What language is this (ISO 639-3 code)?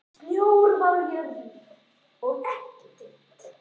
isl